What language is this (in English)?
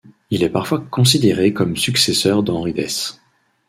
French